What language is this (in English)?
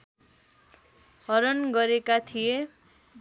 Nepali